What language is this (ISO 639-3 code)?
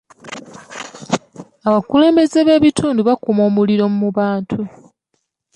lug